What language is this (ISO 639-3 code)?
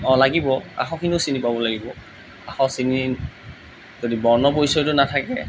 asm